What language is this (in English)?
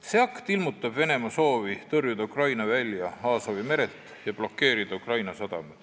Estonian